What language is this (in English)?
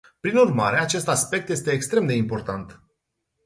Romanian